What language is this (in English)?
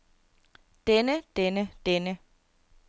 Danish